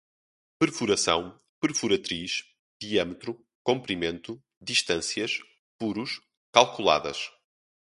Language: Portuguese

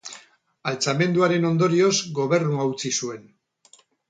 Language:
Basque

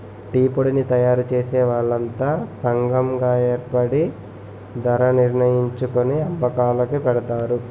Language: Telugu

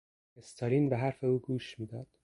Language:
Persian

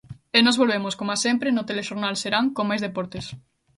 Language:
Galician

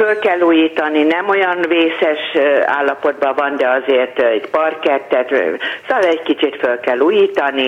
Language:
Hungarian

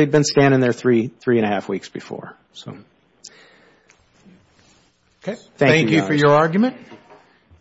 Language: English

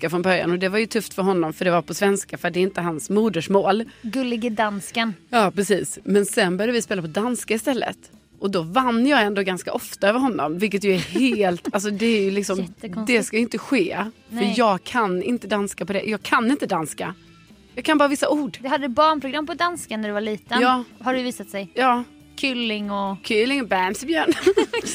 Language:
Swedish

